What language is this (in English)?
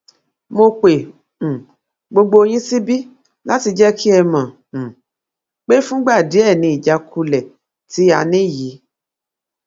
Yoruba